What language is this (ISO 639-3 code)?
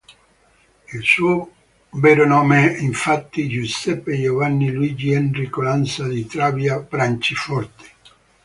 ita